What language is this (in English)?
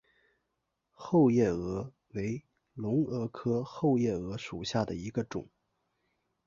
Chinese